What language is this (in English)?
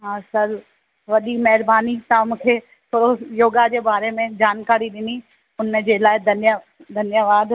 Sindhi